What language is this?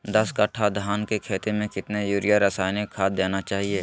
Magahi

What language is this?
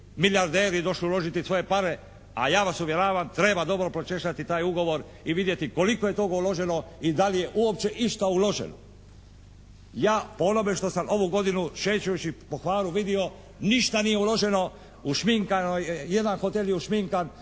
Croatian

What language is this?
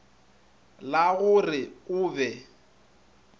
Northern Sotho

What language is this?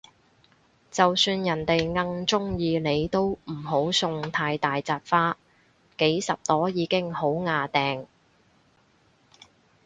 Cantonese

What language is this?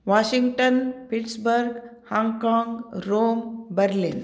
Sanskrit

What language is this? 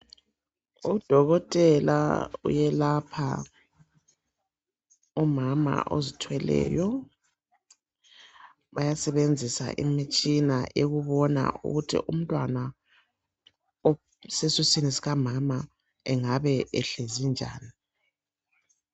North Ndebele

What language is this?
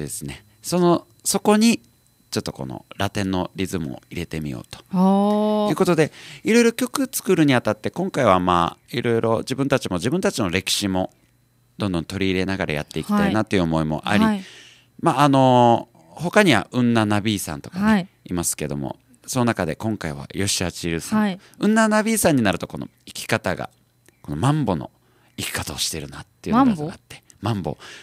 Japanese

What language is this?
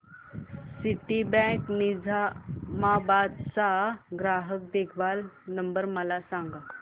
Marathi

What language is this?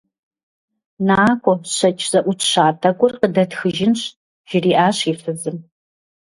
Kabardian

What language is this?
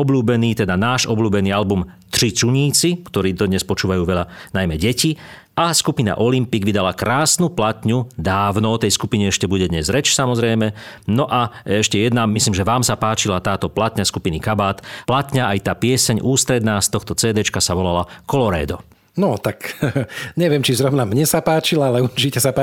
Slovak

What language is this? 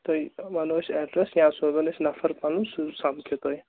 Kashmiri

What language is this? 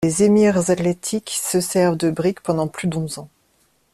French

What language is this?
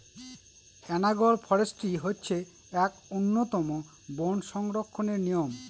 Bangla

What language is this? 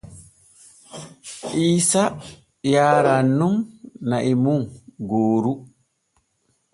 Borgu Fulfulde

